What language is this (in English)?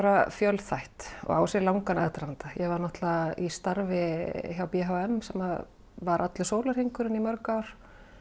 Icelandic